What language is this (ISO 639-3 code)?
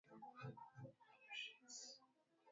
swa